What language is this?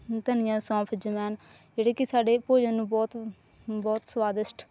Punjabi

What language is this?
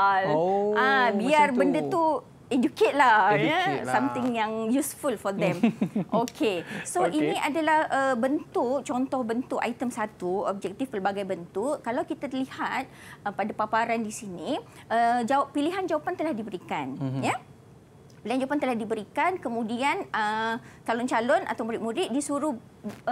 Malay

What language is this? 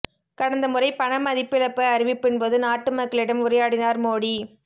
Tamil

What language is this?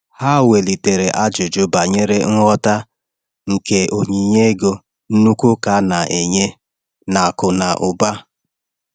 Igbo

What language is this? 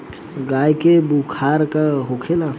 Bhojpuri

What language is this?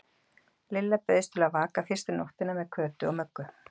Icelandic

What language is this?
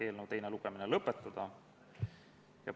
Estonian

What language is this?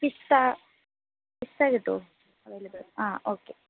Malayalam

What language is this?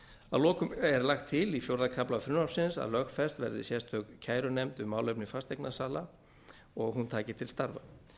Icelandic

